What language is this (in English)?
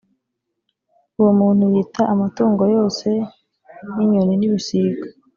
Kinyarwanda